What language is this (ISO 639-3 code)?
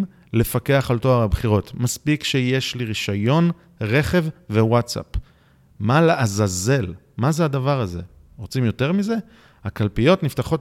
heb